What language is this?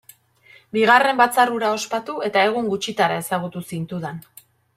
Basque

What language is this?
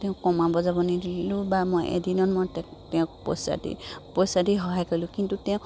Assamese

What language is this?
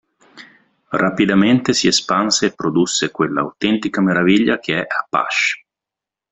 Italian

